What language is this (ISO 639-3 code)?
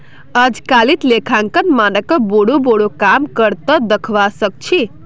mag